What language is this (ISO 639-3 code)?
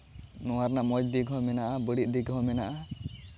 sat